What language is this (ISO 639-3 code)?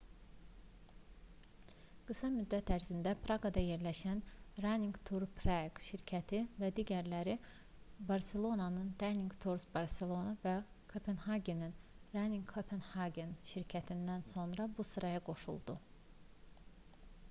aze